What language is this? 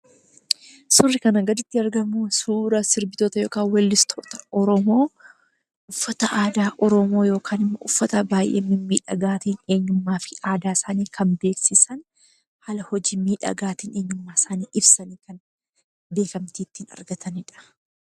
Oromo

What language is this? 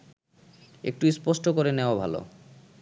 Bangla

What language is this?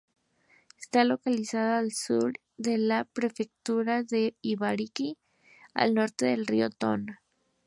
Spanish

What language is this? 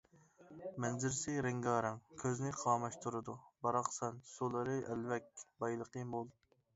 Uyghur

